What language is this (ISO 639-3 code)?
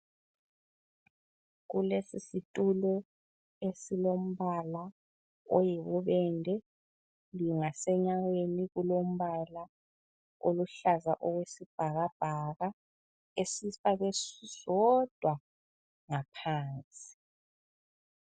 nde